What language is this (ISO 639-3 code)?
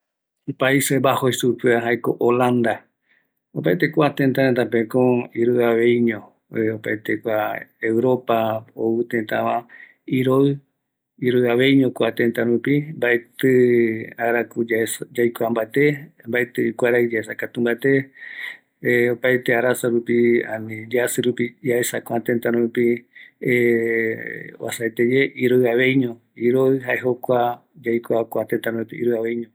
gui